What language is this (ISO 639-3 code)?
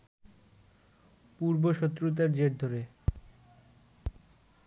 ben